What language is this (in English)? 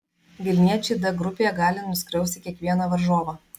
Lithuanian